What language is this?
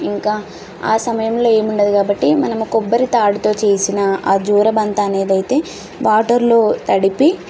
Telugu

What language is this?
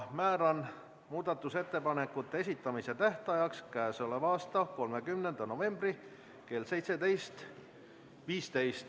Estonian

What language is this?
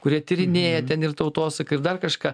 Lithuanian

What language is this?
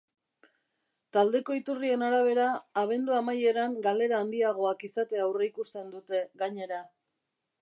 Basque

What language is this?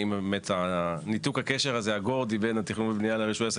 Hebrew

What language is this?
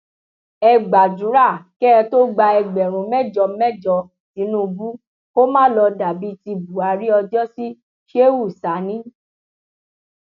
Yoruba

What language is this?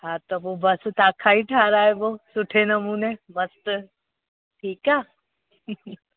Sindhi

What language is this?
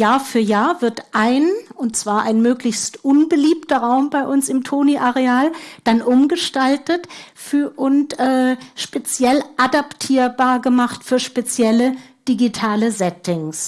German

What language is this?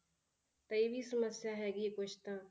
Punjabi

